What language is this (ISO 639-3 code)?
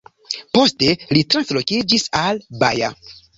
epo